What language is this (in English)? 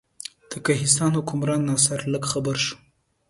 Pashto